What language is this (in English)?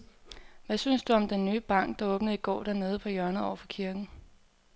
Danish